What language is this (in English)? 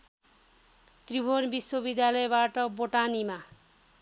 Nepali